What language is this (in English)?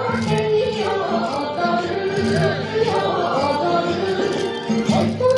Japanese